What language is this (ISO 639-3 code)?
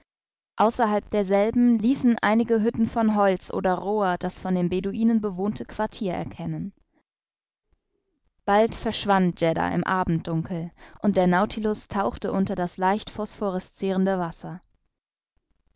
deu